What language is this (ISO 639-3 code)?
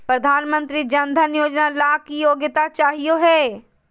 mag